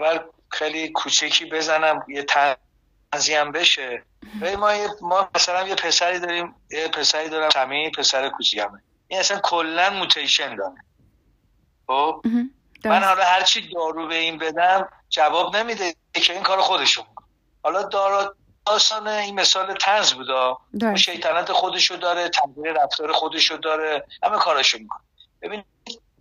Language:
Persian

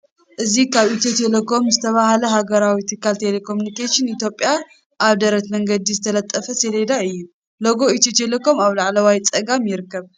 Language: Tigrinya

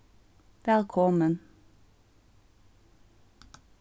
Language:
Faroese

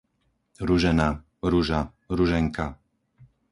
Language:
Slovak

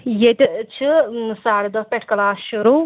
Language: Kashmiri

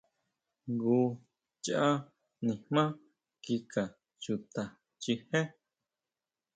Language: Huautla Mazatec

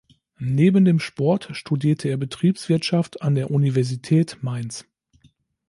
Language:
German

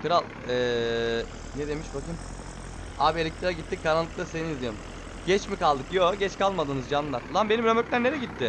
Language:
Turkish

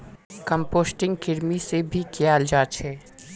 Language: Magahi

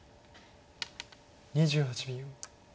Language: Japanese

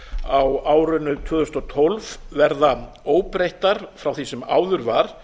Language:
Icelandic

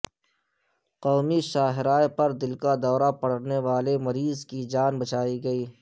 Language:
Urdu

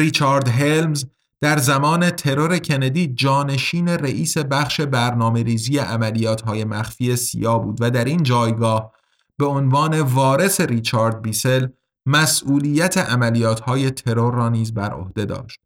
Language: Persian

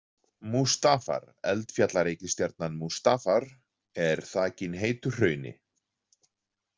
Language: Icelandic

